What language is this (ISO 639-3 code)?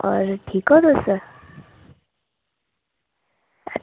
doi